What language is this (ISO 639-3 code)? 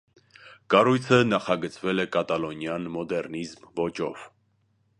hye